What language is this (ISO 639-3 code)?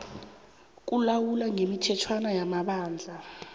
nbl